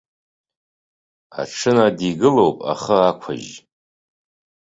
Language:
Abkhazian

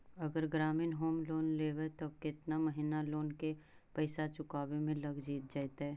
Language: Magahi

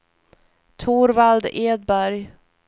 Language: Swedish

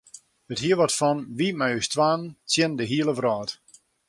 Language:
Western Frisian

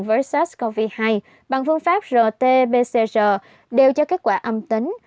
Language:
Vietnamese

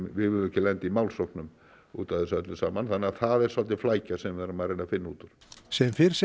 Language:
Icelandic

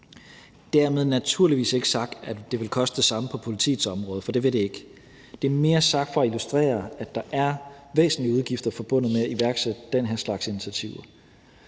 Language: Danish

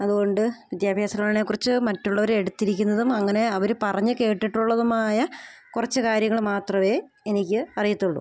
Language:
Malayalam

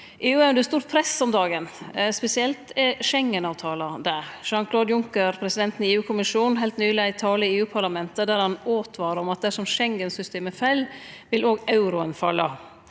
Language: Norwegian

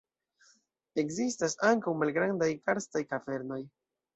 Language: Esperanto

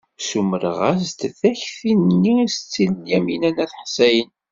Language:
Kabyle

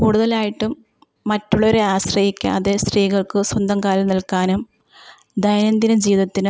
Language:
Malayalam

